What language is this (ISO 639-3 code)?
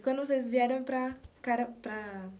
por